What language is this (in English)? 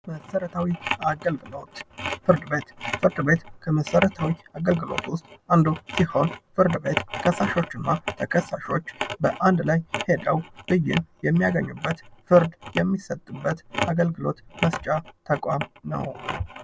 Amharic